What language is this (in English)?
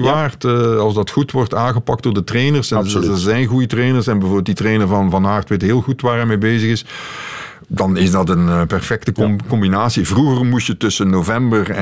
Dutch